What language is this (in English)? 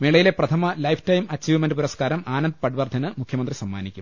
Malayalam